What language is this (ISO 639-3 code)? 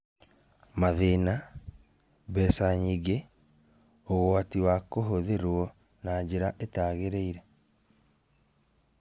kik